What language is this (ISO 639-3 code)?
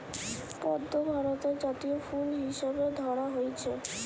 ben